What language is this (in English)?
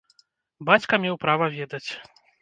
Belarusian